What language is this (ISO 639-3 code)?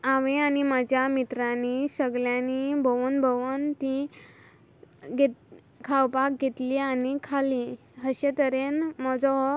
kok